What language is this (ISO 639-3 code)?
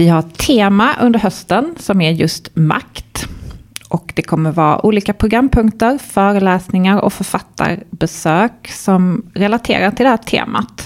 swe